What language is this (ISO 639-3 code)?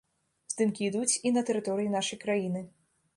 bel